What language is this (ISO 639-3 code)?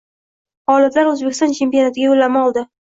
uzb